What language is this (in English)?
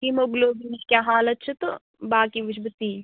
Kashmiri